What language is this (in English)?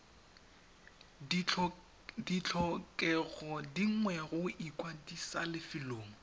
Tswana